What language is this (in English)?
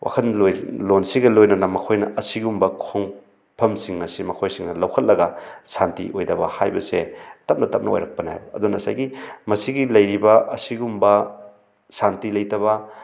Manipuri